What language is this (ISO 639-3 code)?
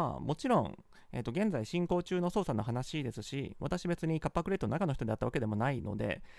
jpn